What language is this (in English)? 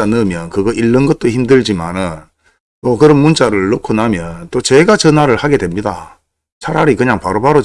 Korean